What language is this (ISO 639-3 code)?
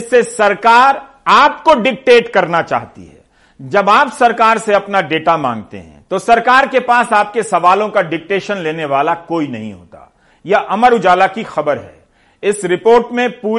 hin